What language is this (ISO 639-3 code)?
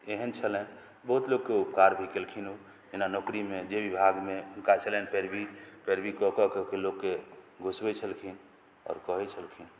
mai